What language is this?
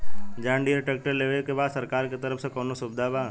Bhojpuri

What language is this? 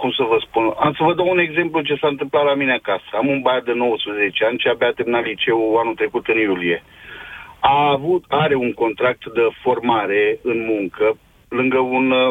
Romanian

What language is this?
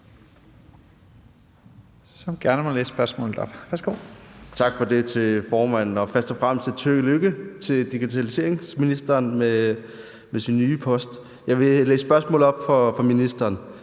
Danish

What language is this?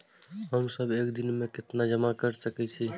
Maithili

